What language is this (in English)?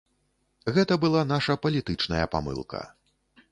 Belarusian